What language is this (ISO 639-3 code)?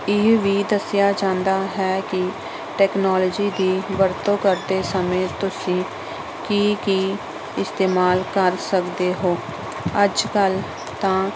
pan